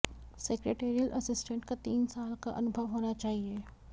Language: Hindi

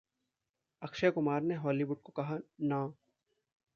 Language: Hindi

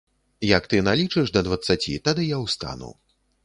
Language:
Belarusian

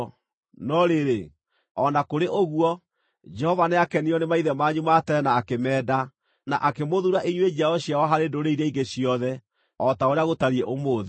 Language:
Kikuyu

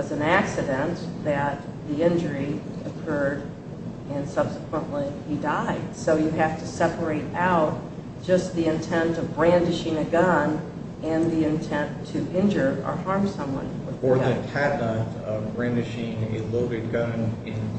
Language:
English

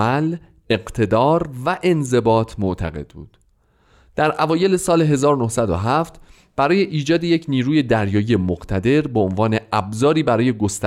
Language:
Persian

